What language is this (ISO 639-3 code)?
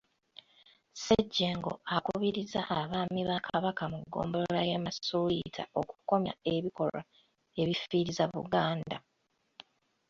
lug